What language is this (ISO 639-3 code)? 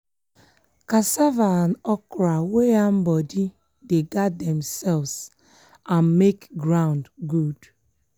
pcm